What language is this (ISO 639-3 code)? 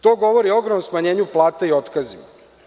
srp